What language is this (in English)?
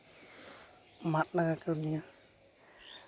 Santali